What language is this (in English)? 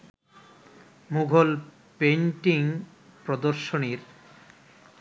Bangla